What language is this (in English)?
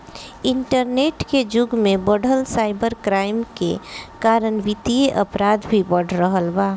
Bhojpuri